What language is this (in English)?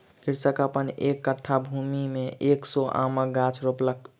Maithili